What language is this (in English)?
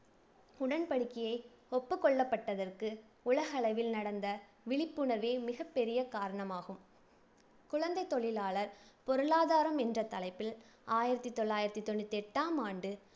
Tamil